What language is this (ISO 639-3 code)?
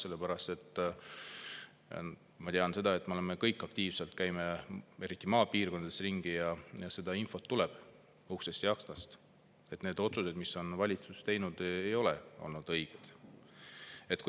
est